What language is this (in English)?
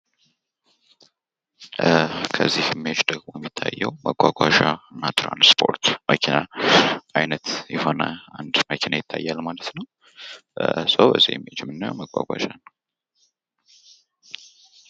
Amharic